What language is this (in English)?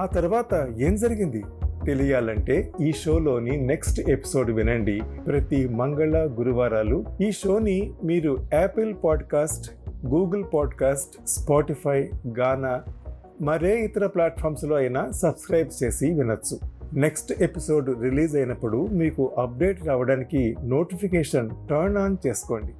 Telugu